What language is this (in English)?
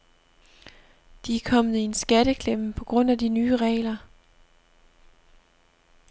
Danish